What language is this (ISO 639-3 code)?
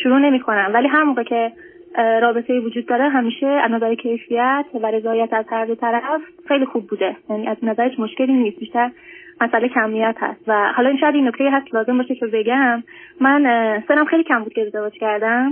fas